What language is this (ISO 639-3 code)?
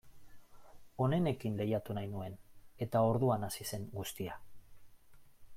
eus